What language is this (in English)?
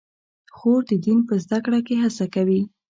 Pashto